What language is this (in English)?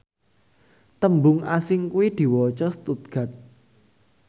Javanese